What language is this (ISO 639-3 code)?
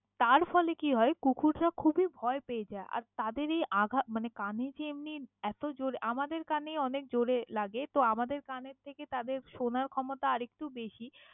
ben